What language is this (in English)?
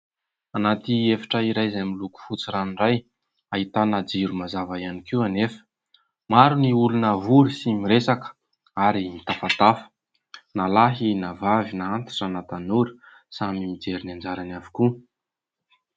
Malagasy